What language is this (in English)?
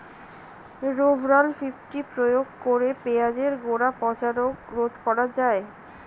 Bangla